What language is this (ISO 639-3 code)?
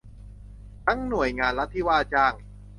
tha